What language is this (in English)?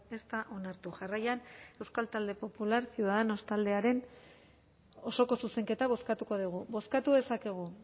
Basque